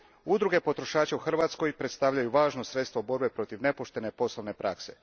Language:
Croatian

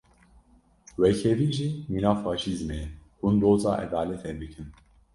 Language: Kurdish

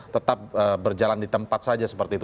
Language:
Indonesian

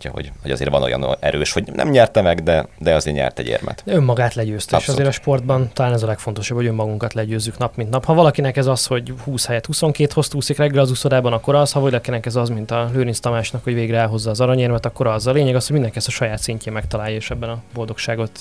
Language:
Hungarian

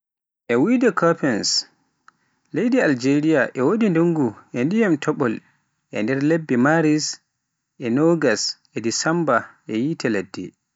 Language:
Pular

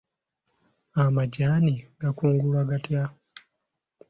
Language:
Ganda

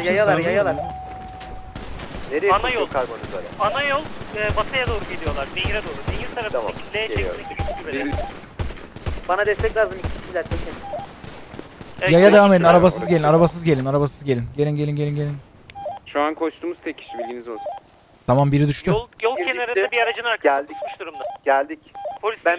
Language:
Turkish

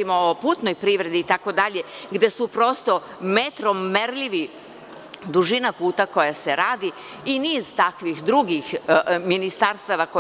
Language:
Serbian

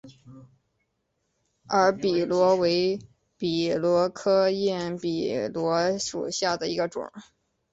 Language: Chinese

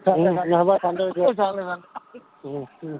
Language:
Assamese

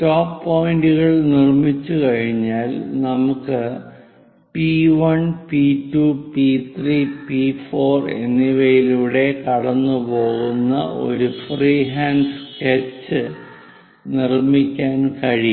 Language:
Malayalam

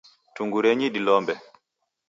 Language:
Taita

